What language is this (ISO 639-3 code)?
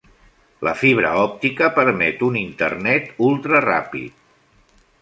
cat